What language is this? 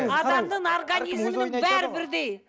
Kazakh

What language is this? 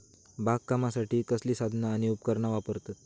Marathi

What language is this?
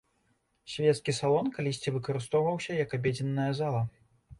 Belarusian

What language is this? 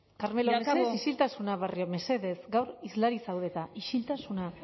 Basque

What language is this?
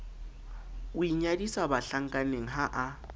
Southern Sotho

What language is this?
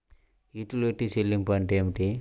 Telugu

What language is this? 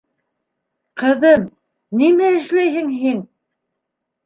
Bashkir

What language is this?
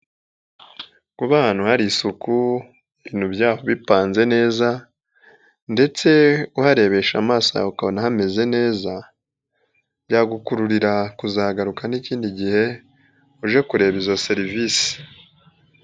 Kinyarwanda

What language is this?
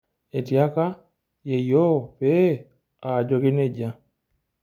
Masai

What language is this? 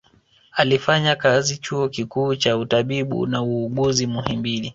Swahili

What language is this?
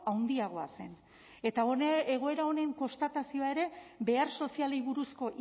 Basque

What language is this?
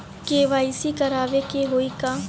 Bhojpuri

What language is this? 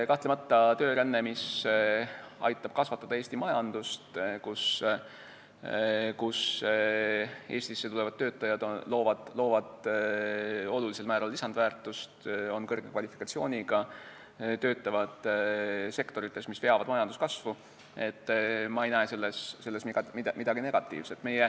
Estonian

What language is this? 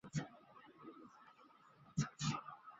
Chinese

